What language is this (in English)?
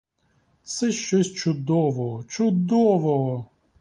Ukrainian